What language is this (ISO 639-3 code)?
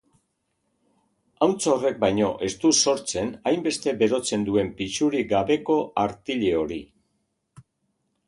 eus